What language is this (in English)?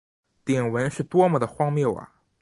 Chinese